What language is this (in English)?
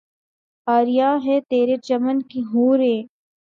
Urdu